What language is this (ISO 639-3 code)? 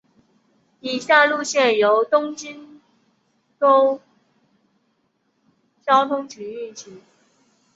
zho